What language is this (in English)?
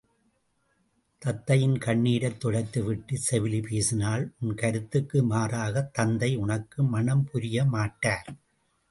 Tamil